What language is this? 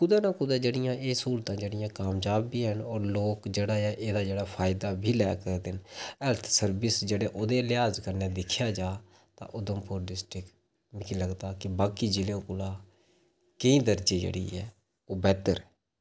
Dogri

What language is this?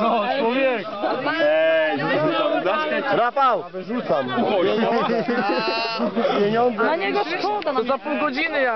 Polish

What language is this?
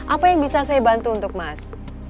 Indonesian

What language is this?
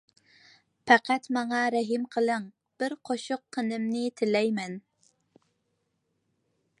Uyghur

